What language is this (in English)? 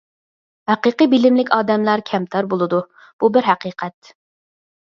Uyghur